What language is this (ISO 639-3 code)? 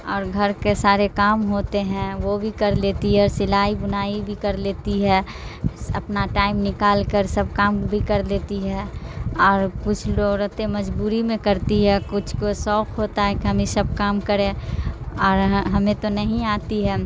urd